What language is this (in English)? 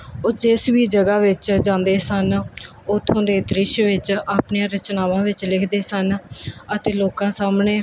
Punjabi